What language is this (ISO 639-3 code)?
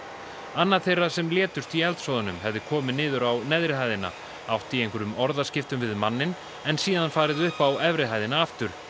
isl